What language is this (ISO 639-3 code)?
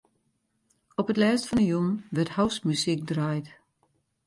fry